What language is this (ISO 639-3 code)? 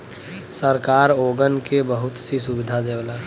bho